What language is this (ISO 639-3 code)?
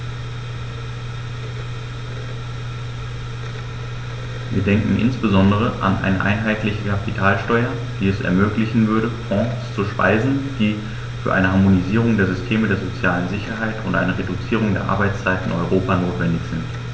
deu